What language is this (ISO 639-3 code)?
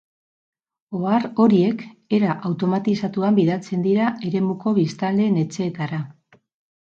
eus